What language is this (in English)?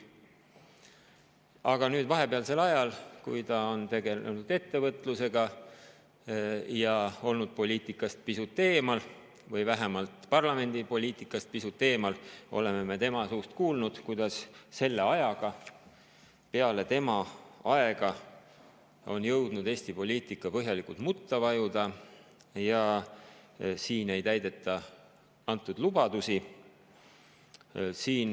Estonian